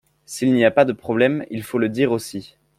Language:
French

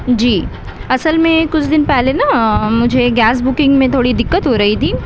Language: Urdu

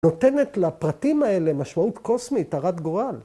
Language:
Hebrew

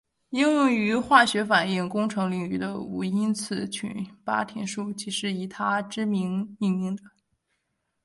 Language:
Chinese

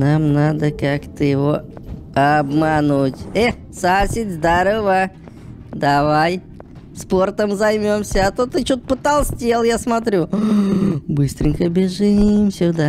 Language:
Russian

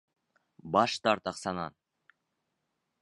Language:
Bashkir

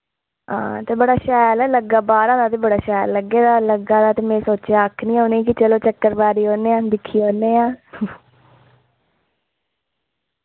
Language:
Dogri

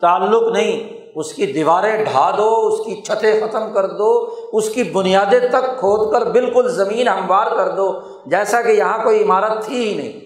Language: Urdu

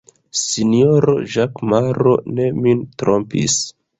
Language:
Esperanto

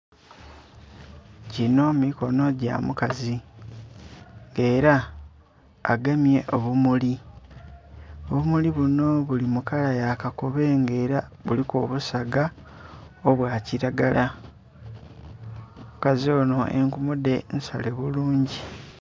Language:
Soga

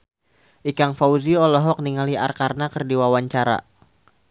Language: Sundanese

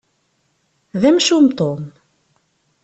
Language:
Kabyle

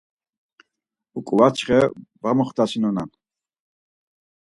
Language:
Laz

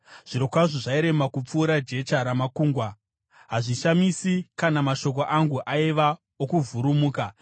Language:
Shona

